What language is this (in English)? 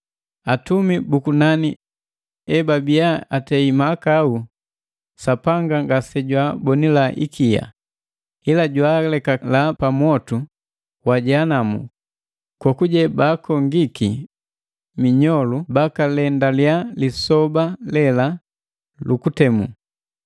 Matengo